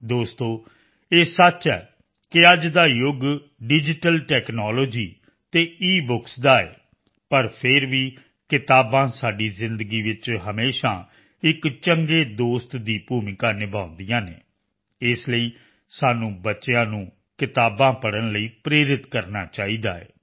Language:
Punjabi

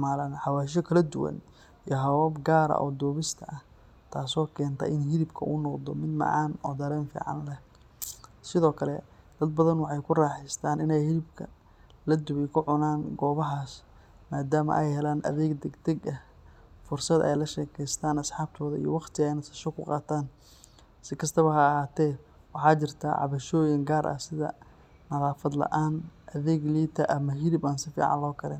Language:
Somali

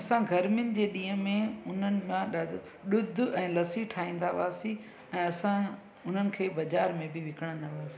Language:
Sindhi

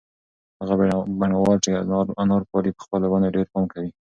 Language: Pashto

